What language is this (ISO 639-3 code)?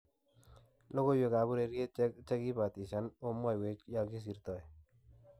kln